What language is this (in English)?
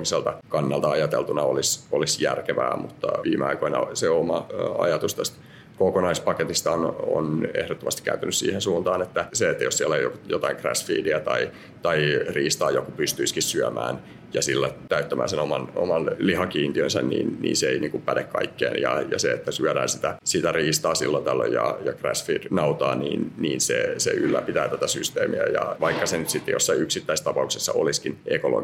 Finnish